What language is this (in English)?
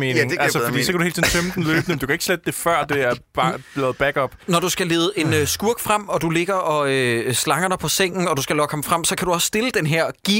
Danish